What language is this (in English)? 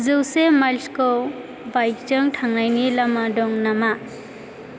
Bodo